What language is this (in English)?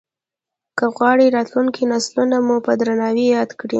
Pashto